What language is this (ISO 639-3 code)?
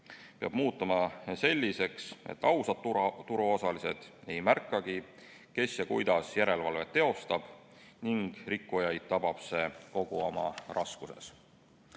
est